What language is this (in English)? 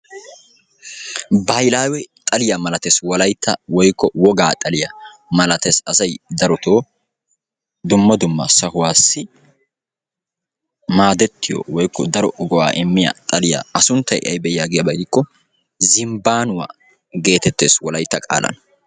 Wolaytta